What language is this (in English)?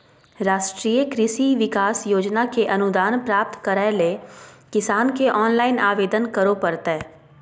Magahi